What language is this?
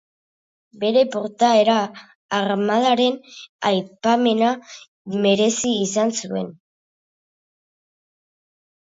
Basque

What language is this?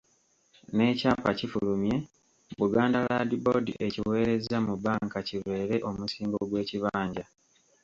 Ganda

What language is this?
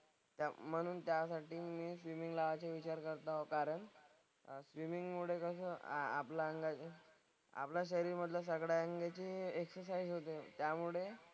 Marathi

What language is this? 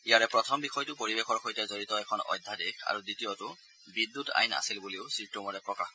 Assamese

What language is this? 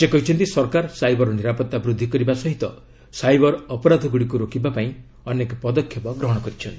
Odia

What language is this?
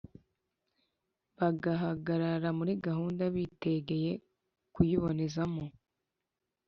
Kinyarwanda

